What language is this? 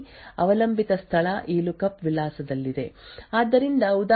Kannada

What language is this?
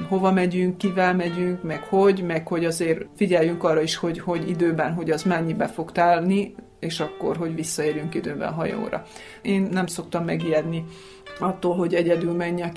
Hungarian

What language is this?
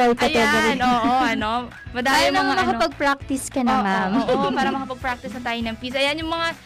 Filipino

